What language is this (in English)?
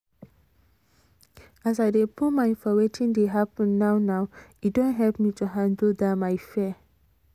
Nigerian Pidgin